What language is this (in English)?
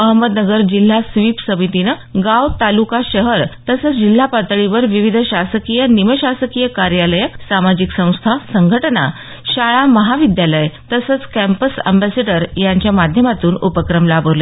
Marathi